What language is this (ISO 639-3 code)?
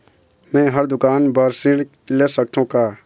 hne